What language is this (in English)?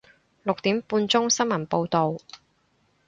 Cantonese